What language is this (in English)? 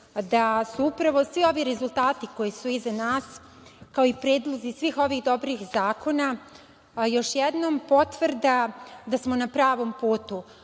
Serbian